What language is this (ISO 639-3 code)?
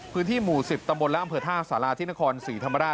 tha